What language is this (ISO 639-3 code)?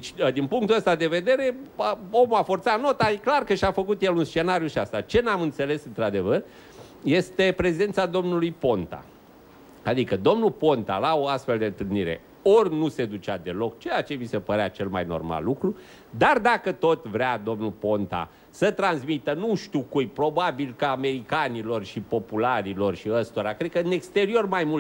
ron